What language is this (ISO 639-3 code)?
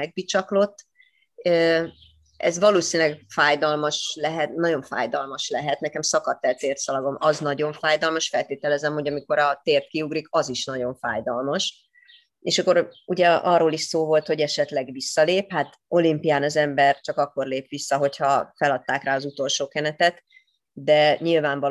hun